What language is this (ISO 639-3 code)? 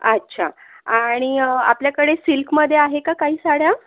mar